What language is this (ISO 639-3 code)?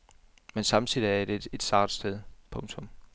dan